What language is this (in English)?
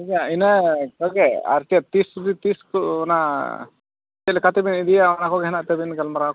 Santali